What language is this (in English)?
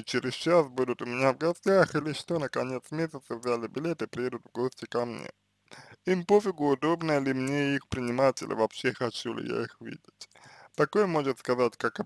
Russian